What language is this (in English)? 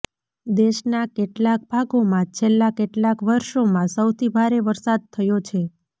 Gujarati